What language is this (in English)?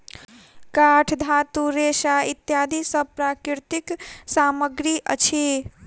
Maithili